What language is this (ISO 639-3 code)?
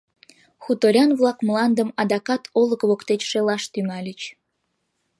chm